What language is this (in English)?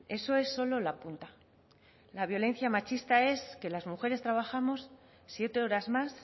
Spanish